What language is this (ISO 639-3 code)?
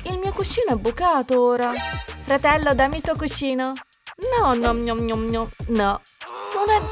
ita